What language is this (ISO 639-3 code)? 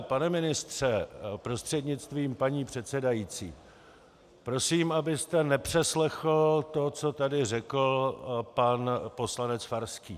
ces